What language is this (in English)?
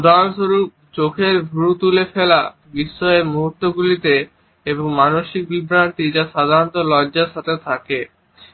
Bangla